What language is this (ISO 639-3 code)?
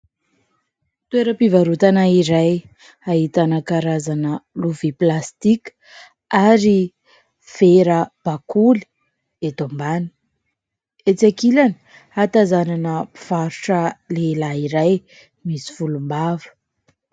mlg